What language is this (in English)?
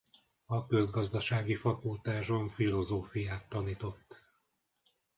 Hungarian